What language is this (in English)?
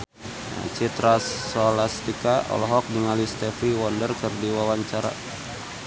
Sundanese